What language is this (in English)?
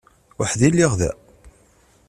Kabyle